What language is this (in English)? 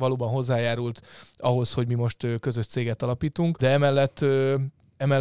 Hungarian